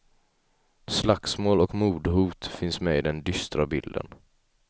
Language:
Swedish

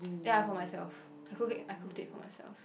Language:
English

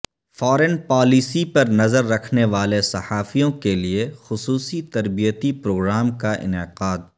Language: Urdu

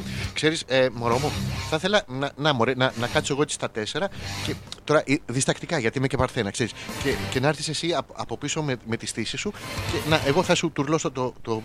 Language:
Greek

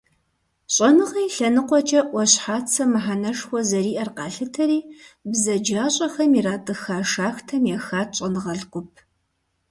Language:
Kabardian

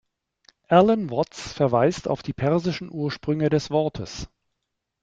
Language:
German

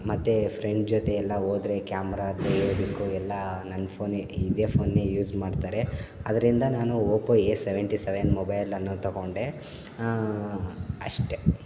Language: Kannada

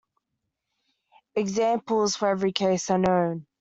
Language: English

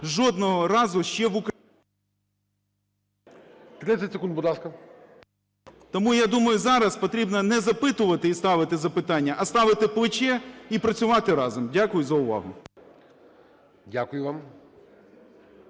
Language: Ukrainian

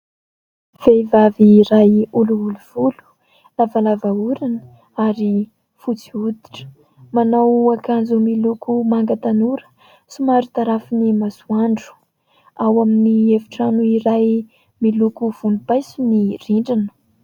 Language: Malagasy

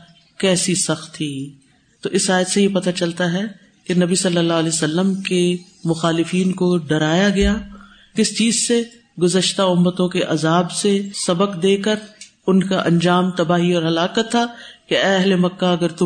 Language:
Urdu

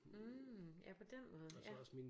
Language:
Danish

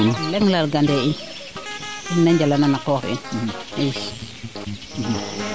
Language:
Serer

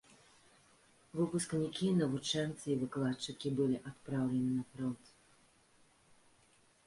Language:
Belarusian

